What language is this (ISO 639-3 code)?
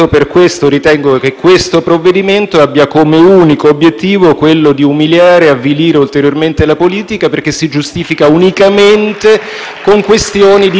ita